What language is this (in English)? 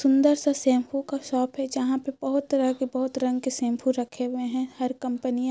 Magahi